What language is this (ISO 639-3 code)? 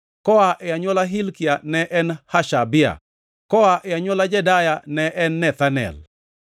luo